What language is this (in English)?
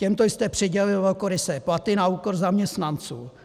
Czech